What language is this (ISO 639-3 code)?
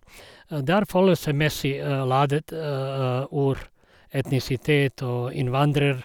nor